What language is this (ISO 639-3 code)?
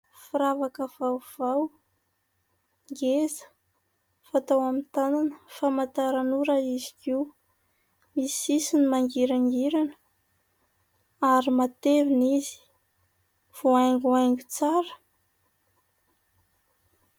mlg